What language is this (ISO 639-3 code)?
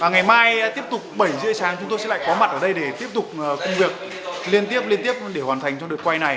vie